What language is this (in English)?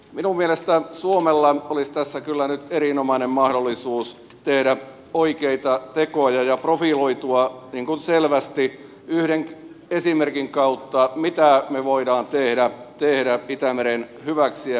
Finnish